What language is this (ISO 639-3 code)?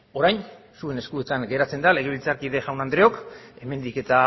eus